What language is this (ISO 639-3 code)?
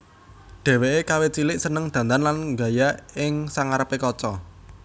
jav